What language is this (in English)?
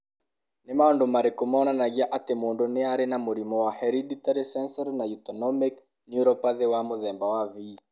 Kikuyu